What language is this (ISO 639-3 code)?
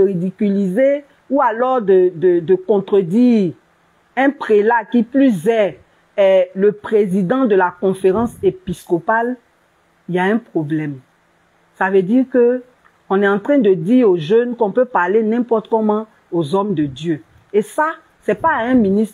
fra